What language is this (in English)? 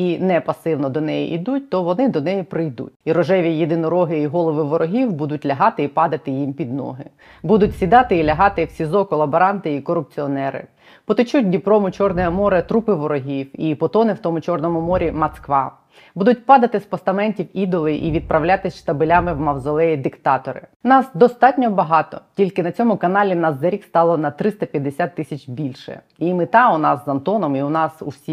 Ukrainian